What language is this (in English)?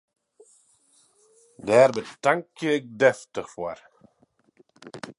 Western Frisian